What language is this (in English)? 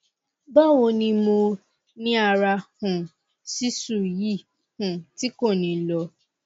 Yoruba